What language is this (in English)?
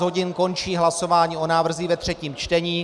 Czech